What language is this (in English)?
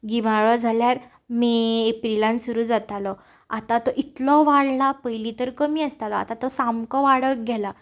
Konkani